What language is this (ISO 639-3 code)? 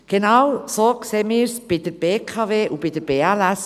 gsw